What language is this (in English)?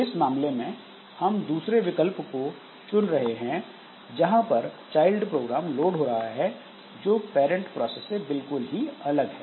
Hindi